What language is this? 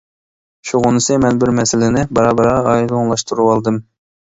Uyghur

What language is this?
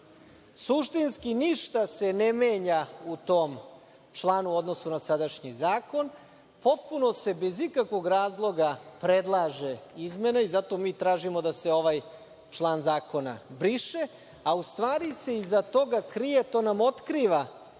Serbian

